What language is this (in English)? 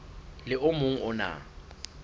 Southern Sotho